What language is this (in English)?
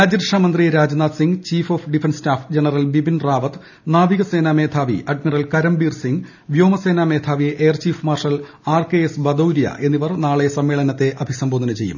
Malayalam